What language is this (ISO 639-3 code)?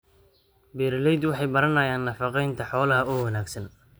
som